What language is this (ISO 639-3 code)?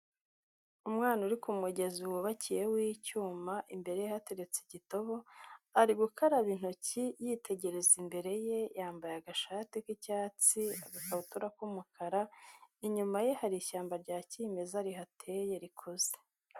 kin